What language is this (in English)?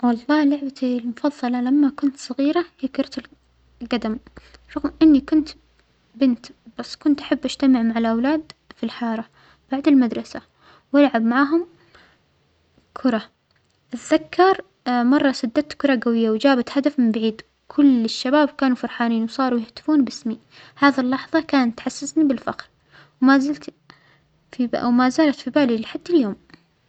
Omani Arabic